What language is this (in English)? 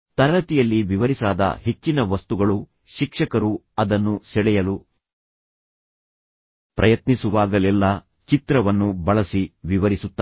Kannada